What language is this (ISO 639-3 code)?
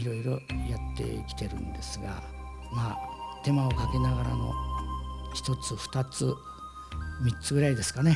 jpn